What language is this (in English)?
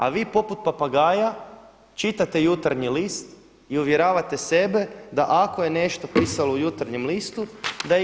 Croatian